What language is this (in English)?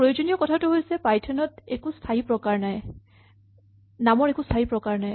Assamese